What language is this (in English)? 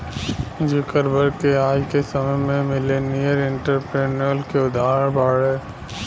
Bhojpuri